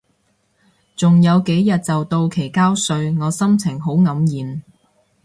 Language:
Cantonese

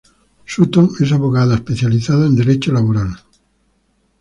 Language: Spanish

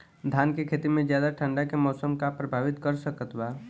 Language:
Bhojpuri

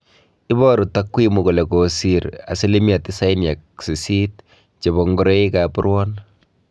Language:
Kalenjin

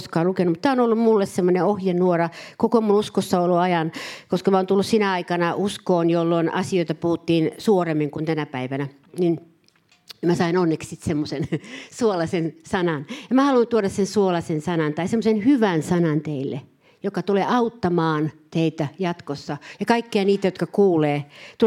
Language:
Finnish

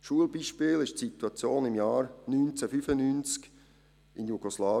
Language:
Swiss German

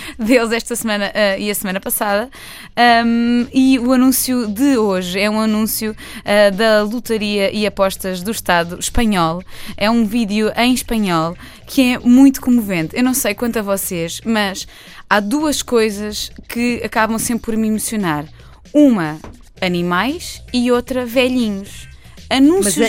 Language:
Portuguese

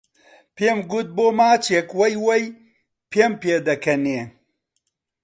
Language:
Central Kurdish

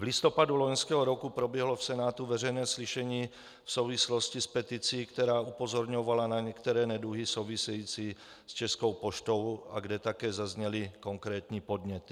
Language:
Czech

